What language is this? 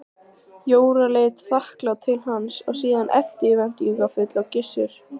Icelandic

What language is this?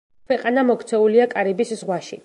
Georgian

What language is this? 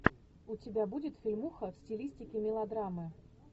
Russian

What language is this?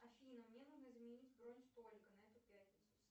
Russian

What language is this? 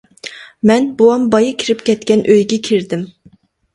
Uyghur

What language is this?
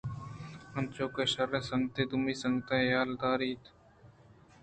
Eastern Balochi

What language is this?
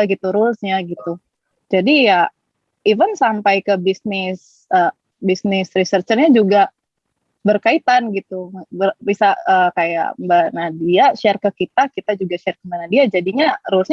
Indonesian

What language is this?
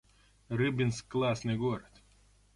Russian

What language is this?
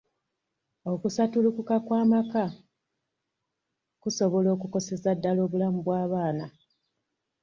Ganda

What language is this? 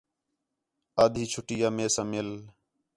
Khetrani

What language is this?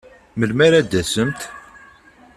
Kabyle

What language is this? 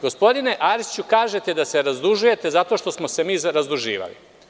Serbian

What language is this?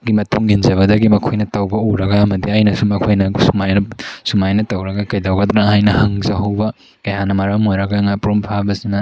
Manipuri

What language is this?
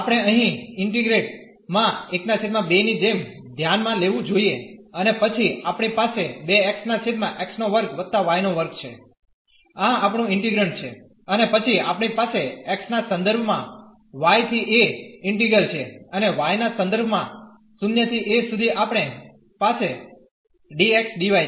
Gujarati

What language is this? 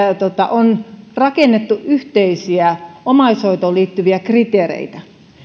Finnish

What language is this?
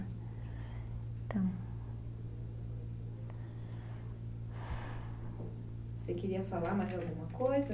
Portuguese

